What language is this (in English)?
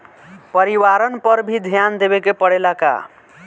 Bhojpuri